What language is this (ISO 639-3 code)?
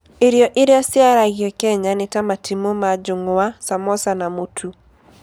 kik